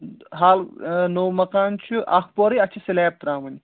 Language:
Kashmiri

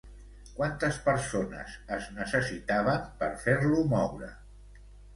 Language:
Catalan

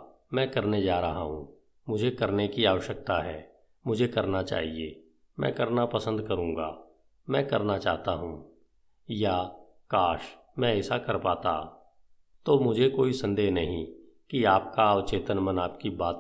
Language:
Hindi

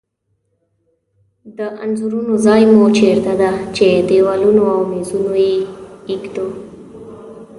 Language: Pashto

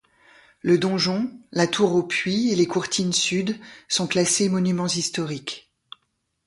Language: French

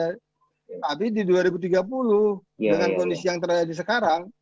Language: Indonesian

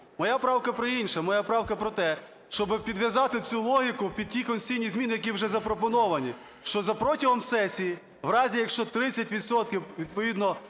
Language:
Ukrainian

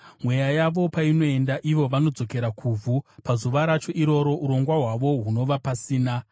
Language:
Shona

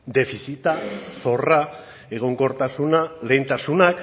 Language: Basque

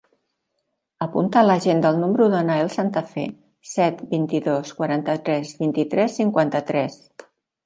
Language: Catalan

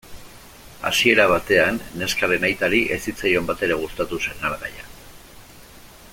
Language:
Basque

